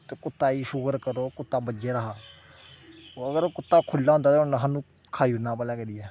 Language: Dogri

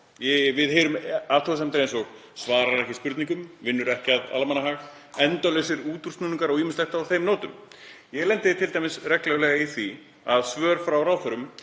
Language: Icelandic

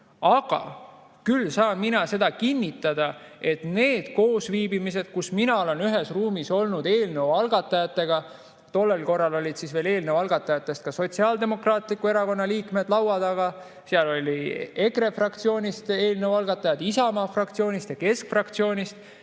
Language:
Estonian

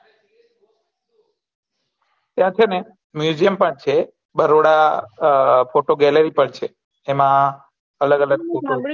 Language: Gujarati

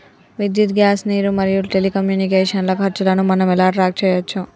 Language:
Telugu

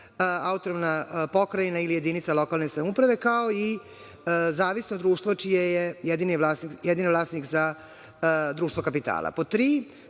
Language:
Serbian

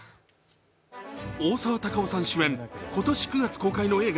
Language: Japanese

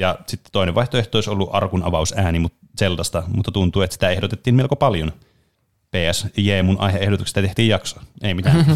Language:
Finnish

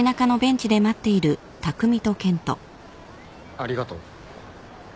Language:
Japanese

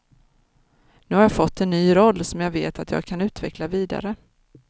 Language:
Swedish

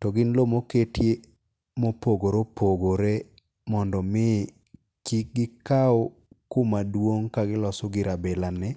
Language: Luo (Kenya and Tanzania)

